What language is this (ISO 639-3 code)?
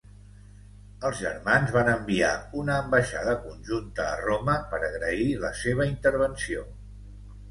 cat